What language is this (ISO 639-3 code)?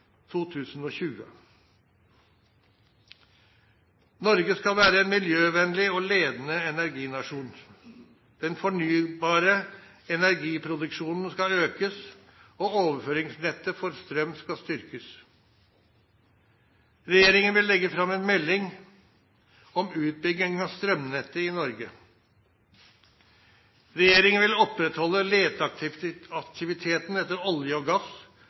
nno